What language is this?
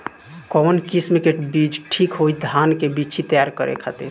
Bhojpuri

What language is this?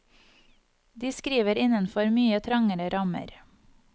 Norwegian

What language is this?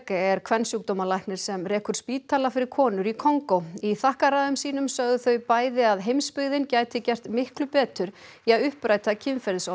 Icelandic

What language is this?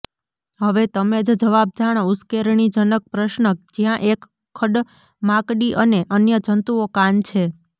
Gujarati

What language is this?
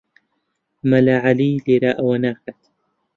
Central Kurdish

